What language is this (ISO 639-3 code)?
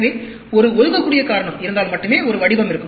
tam